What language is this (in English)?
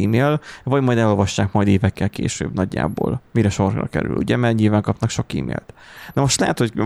Hungarian